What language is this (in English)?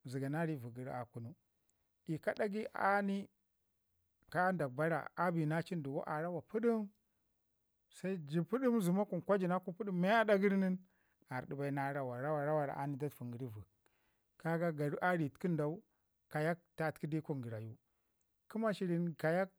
Ngizim